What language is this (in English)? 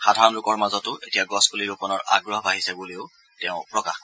Assamese